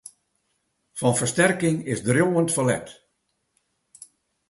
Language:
Western Frisian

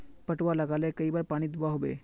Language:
Magahi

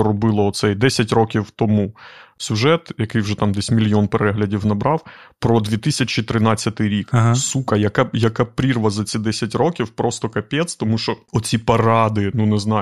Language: Ukrainian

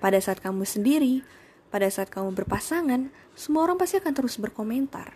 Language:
Indonesian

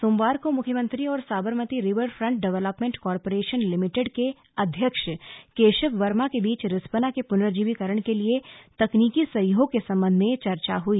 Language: Hindi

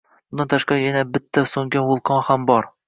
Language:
Uzbek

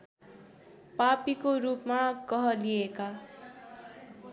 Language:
Nepali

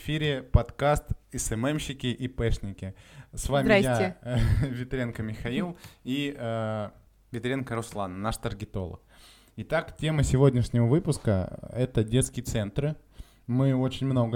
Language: Russian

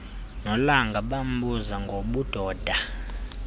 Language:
Xhosa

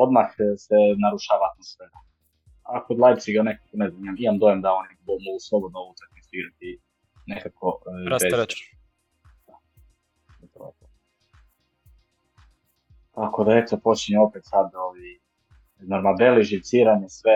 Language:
Croatian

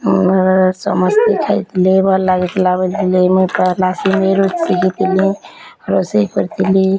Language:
Odia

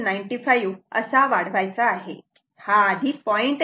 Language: Marathi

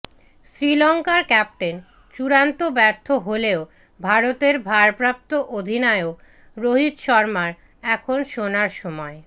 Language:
Bangla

